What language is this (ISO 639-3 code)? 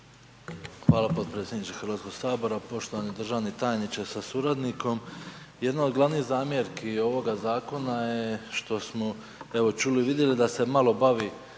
hrv